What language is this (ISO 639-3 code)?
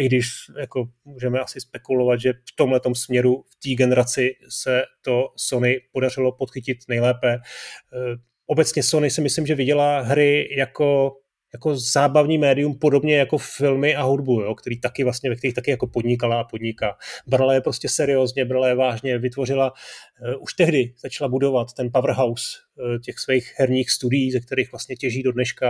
ces